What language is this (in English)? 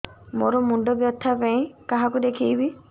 Odia